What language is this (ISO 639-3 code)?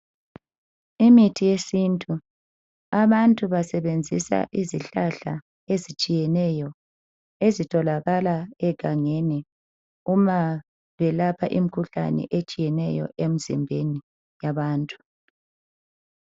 nde